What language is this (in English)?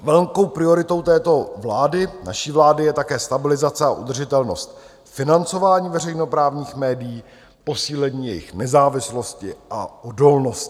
Czech